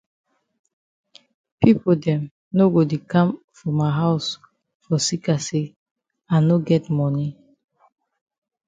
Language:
Cameroon Pidgin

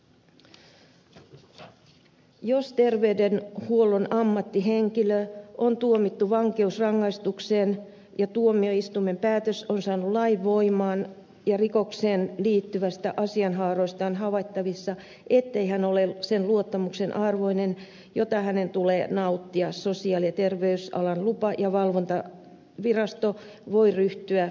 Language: Finnish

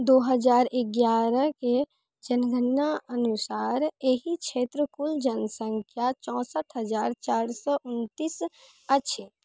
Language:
Maithili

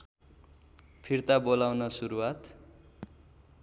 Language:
Nepali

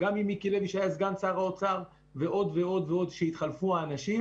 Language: Hebrew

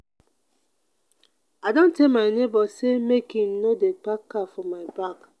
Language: Nigerian Pidgin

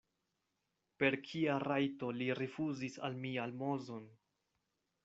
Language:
Esperanto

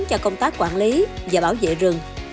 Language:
Vietnamese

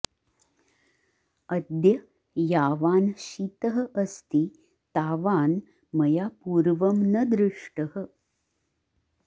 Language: Sanskrit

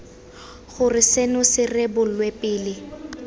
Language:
Tswana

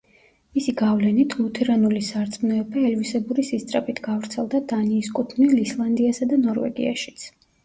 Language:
Georgian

